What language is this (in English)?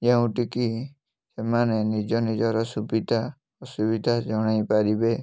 Odia